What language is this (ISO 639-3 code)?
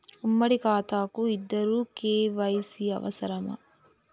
tel